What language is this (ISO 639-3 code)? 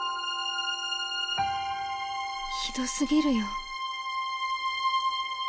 jpn